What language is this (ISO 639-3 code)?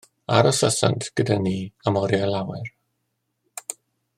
cym